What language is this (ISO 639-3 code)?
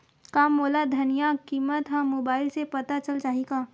hne